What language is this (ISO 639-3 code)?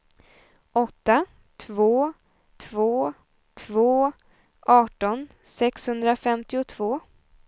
swe